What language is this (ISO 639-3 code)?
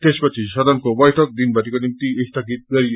nep